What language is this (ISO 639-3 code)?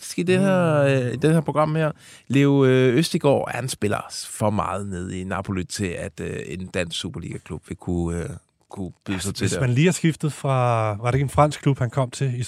dan